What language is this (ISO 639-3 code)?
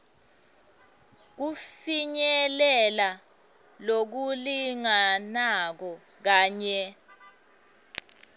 ssw